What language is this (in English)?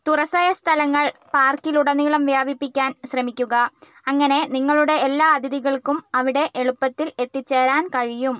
Malayalam